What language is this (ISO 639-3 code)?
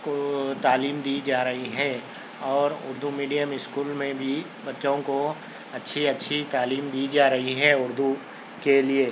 urd